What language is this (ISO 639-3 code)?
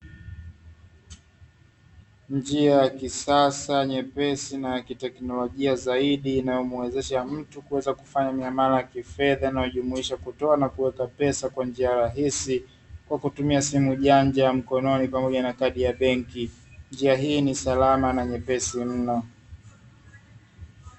swa